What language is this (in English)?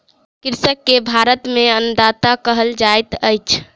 Maithili